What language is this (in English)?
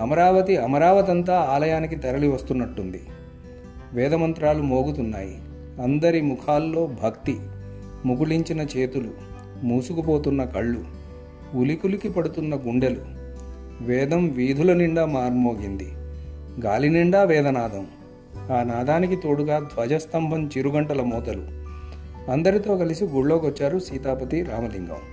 Telugu